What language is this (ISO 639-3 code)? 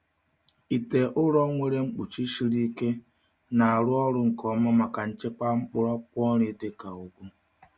ibo